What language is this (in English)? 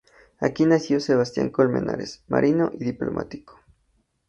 Spanish